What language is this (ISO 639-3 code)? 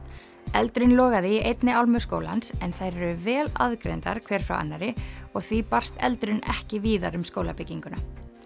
isl